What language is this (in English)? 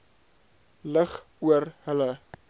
Afrikaans